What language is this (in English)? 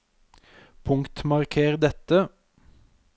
Norwegian